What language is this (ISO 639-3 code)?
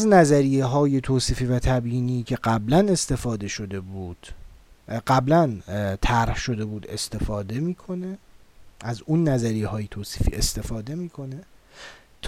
fas